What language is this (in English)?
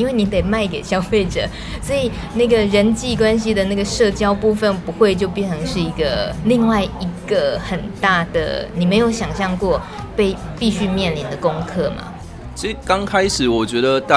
Chinese